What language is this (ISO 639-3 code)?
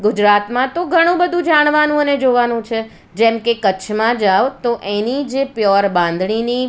guj